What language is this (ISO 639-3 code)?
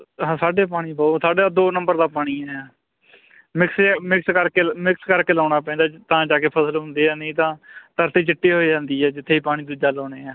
pan